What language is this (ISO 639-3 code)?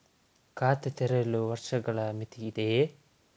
kan